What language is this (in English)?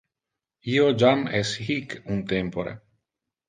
Interlingua